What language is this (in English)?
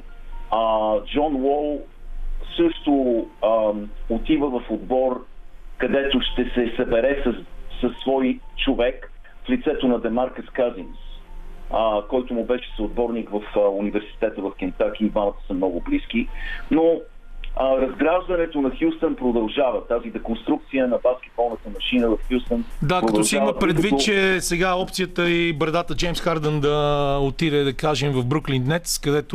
Bulgarian